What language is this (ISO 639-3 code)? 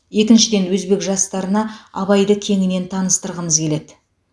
kaz